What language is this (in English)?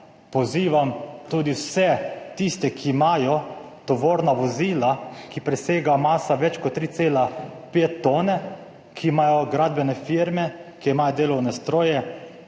Slovenian